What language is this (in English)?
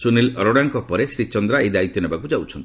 Odia